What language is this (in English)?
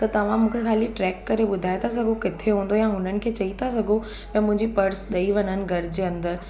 Sindhi